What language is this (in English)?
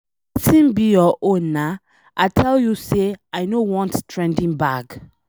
Nigerian Pidgin